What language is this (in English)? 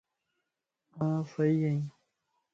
Lasi